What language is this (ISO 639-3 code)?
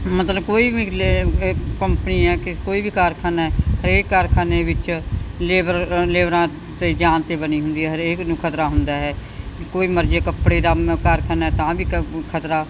pan